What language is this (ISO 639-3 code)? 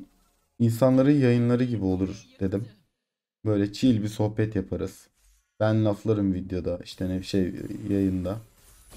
tur